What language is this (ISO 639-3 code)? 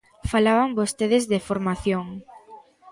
glg